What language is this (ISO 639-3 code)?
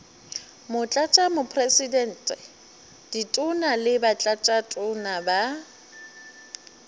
nso